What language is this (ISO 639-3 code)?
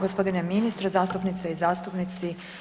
hrv